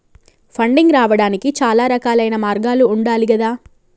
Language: Telugu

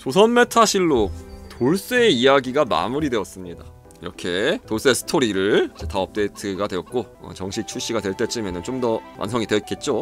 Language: Korean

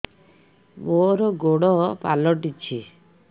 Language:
Odia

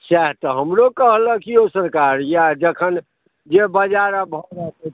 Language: Maithili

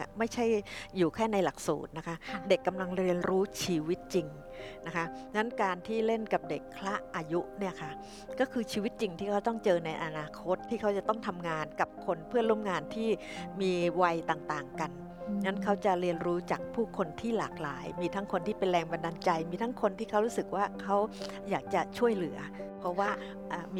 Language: Thai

